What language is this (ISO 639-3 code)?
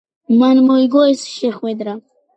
kat